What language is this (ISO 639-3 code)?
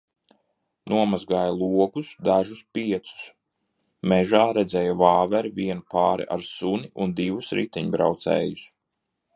lav